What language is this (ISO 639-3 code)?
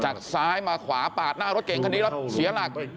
tha